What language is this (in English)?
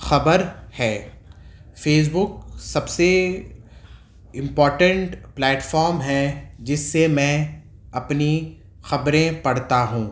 Urdu